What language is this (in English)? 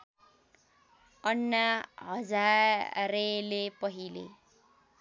Nepali